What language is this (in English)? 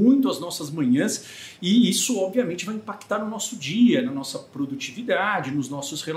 Portuguese